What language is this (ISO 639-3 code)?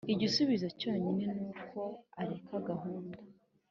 kin